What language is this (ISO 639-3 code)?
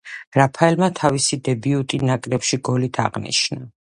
kat